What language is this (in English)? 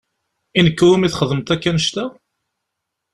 Kabyle